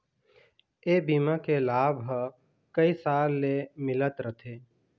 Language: Chhattisgarhi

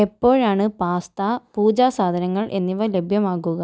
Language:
Malayalam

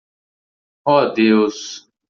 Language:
Portuguese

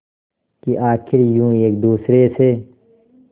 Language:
Hindi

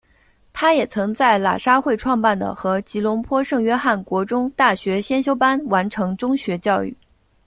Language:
Chinese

